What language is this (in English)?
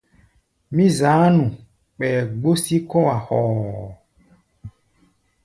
Gbaya